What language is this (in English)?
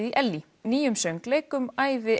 Icelandic